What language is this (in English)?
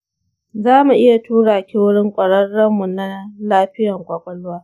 Hausa